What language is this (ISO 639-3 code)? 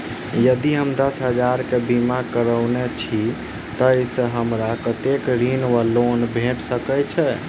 mai